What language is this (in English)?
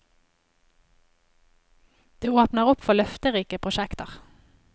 Norwegian